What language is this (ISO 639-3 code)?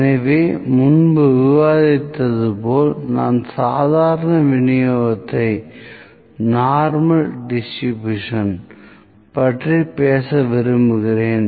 tam